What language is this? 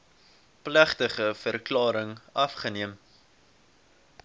Afrikaans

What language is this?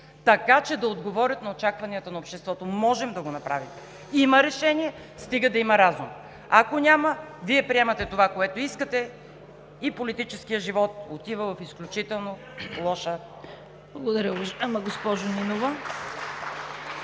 Bulgarian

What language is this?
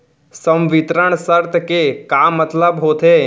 Chhattisgarhi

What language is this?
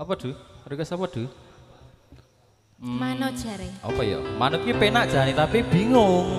Indonesian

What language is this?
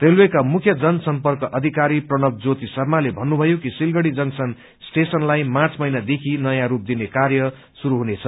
Nepali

